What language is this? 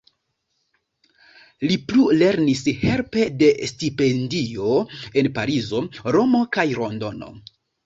Esperanto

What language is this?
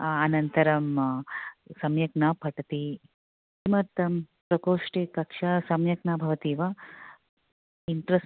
Sanskrit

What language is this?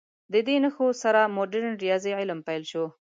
Pashto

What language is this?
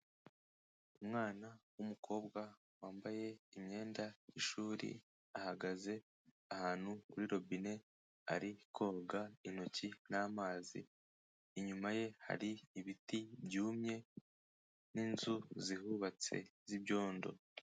Kinyarwanda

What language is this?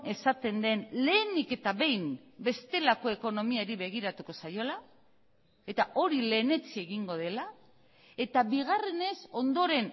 Basque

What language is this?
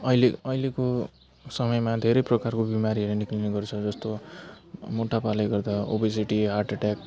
Nepali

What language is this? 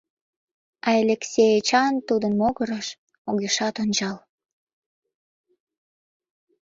Mari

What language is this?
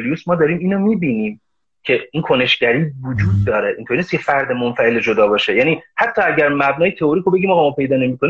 Persian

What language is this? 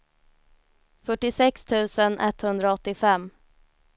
Swedish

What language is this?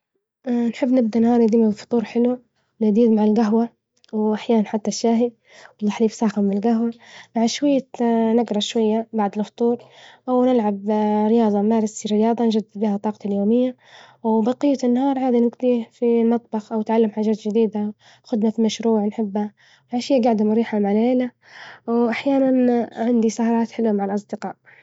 Libyan Arabic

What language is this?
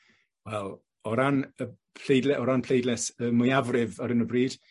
Welsh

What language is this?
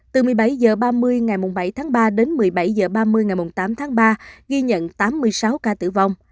Vietnamese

